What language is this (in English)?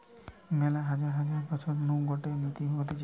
Bangla